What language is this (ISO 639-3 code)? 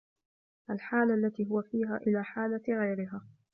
ara